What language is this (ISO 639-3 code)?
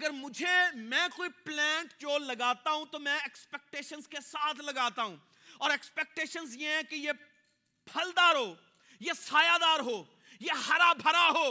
urd